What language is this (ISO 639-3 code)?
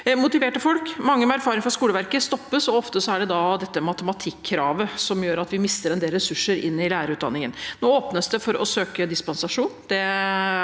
nor